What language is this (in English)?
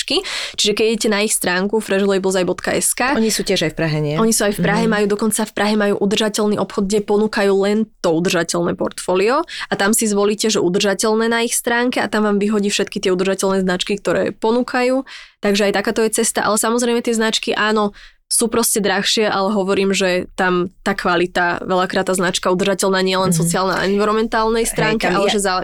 Slovak